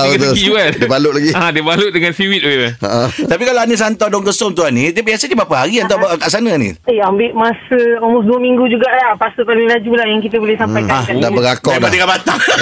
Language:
Malay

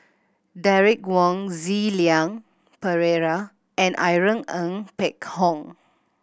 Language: English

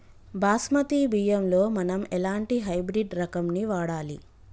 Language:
Telugu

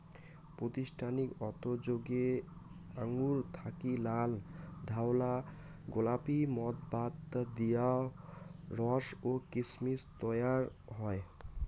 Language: Bangla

